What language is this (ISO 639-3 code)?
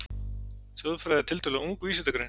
isl